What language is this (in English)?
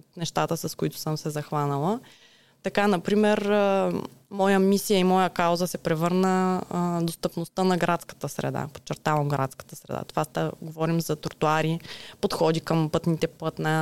Bulgarian